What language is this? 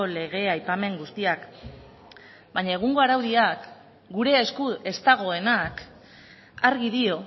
Basque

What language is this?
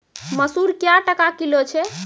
Maithili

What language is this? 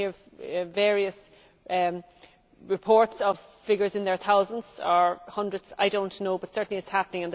English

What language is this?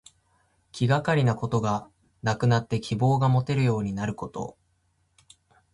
Japanese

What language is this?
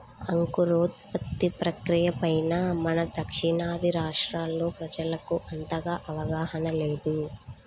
Telugu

